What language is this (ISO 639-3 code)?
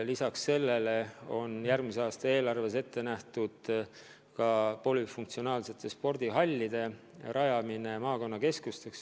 est